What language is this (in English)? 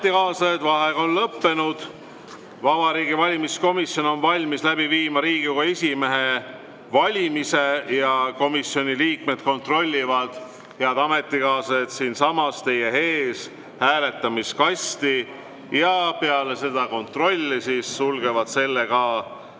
Estonian